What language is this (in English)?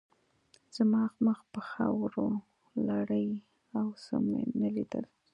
Pashto